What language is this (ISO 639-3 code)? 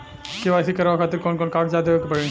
bho